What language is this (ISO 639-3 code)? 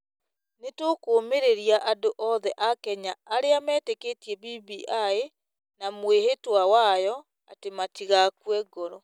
kik